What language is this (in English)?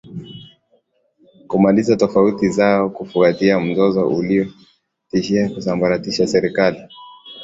Swahili